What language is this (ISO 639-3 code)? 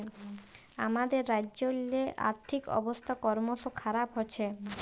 ben